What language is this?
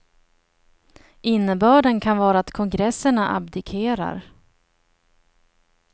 Swedish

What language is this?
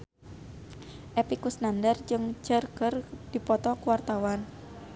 Sundanese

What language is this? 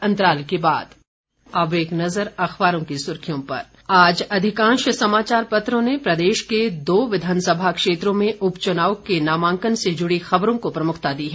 Hindi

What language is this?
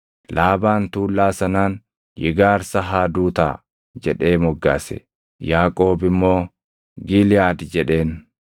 Oromo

